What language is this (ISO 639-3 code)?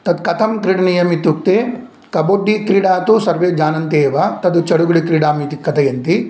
san